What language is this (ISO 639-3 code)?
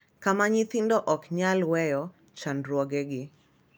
luo